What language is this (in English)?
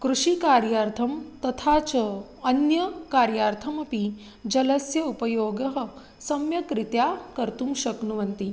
Sanskrit